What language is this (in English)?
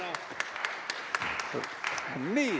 Estonian